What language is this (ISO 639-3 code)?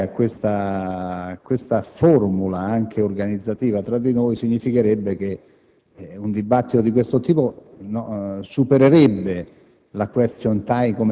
ita